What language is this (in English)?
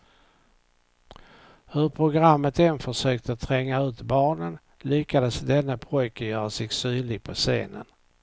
Swedish